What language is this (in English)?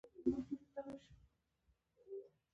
Pashto